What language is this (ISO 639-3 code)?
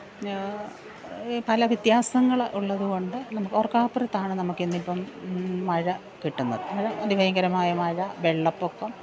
mal